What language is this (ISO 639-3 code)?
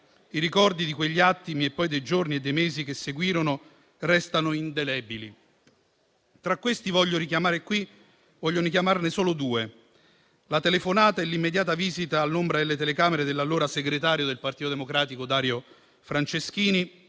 ita